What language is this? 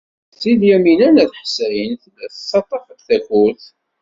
Kabyle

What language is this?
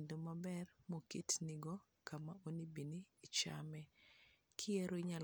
Luo (Kenya and Tanzania)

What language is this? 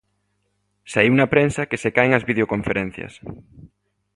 Galician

